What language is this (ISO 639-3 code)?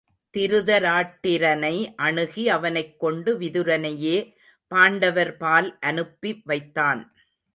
tam